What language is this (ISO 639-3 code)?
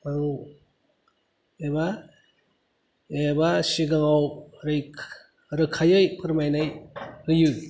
brx